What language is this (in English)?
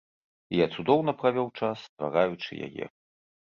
Belarusian